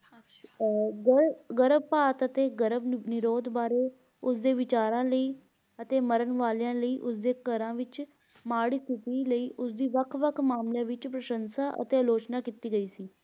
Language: Punjabi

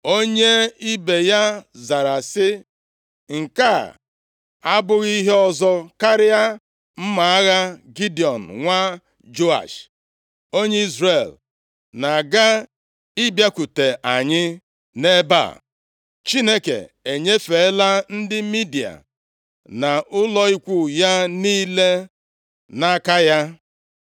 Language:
Igbo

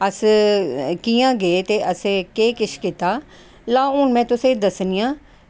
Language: Dogri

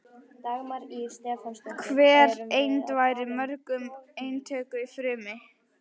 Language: Icelandic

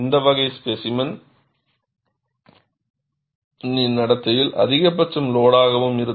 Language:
Tamil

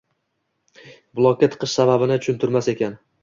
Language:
Uzbek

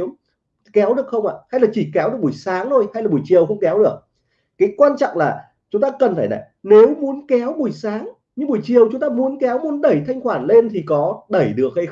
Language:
Vietnamese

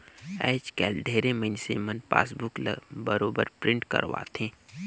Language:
Chhattisgarhi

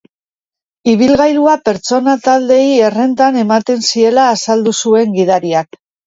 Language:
Basque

